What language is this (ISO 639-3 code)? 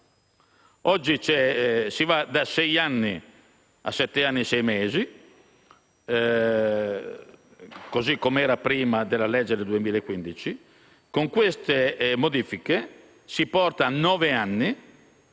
ita